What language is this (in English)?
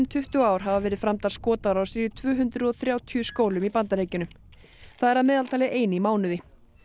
Icelandic